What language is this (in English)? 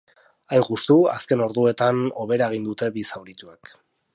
Basque